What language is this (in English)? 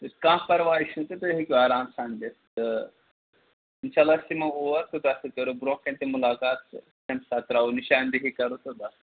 Kashmiri